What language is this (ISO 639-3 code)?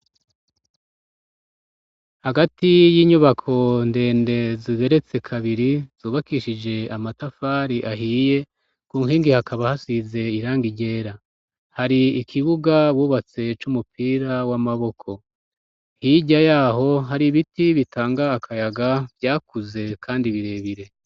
run